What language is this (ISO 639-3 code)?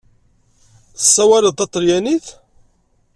kab